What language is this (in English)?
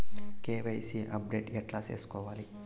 Telugu